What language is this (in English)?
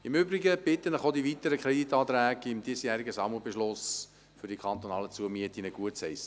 Swiss German